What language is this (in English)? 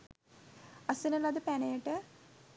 Sinhala